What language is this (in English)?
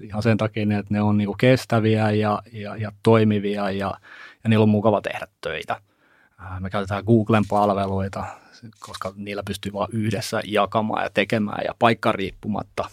Finnish